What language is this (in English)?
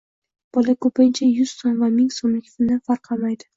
Uzbek